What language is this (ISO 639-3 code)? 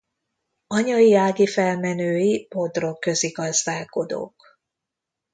hun